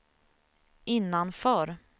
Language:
Swedish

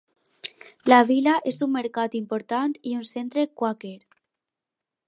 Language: Catalan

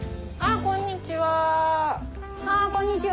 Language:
Japanese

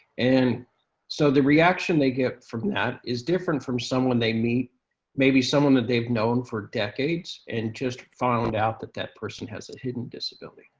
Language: English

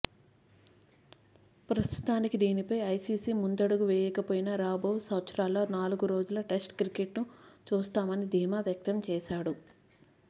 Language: Telugu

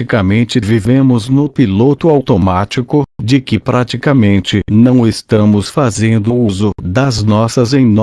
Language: Portuguese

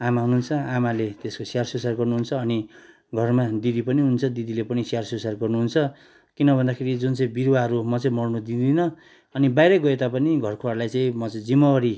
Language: Nepali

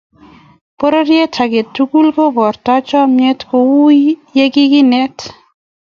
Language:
Kalenjin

